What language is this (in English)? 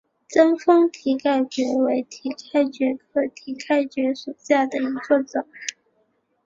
Chinese